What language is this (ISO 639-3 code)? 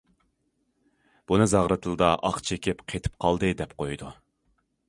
uig